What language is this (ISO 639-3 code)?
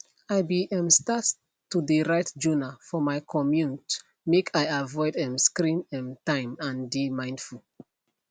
pcm